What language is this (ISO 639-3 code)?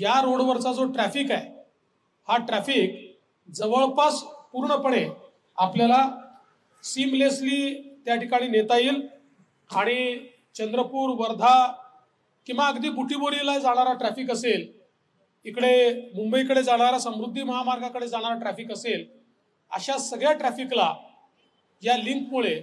mar